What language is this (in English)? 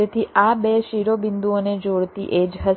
Gujarati